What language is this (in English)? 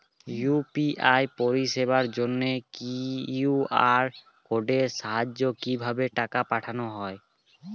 Bangla